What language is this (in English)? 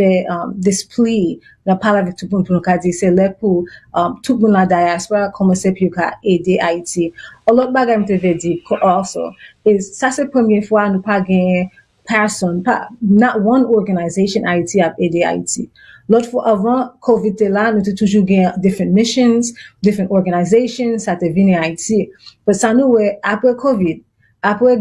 French